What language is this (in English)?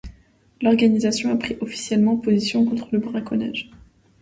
French